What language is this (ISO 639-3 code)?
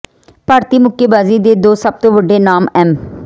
pan